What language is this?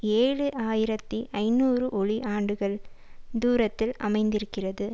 Tamil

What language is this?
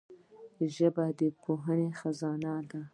Pashto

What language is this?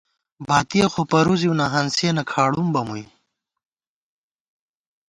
Gawar-Bati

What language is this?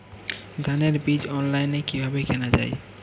Bangla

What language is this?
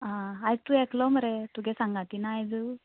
Konkani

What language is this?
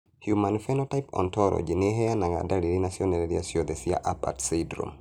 Kikuyu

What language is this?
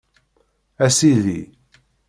Kabyle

